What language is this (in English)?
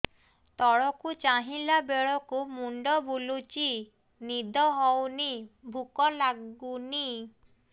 Odia